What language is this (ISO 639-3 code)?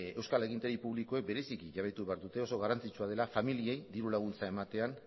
eus